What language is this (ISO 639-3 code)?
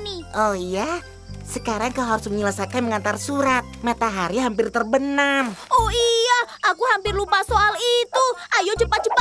ind